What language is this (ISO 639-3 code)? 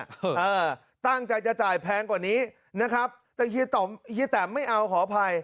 tha